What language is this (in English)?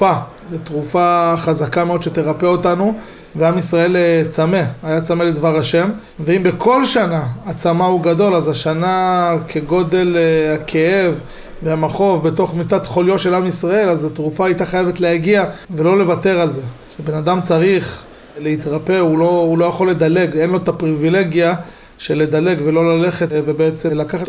Hebrew